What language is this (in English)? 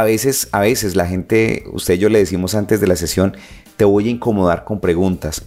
Spanish